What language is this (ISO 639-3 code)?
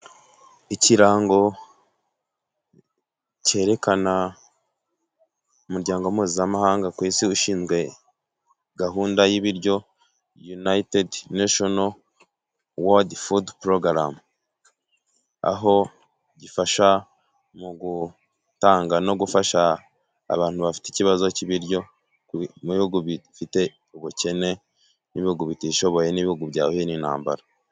kin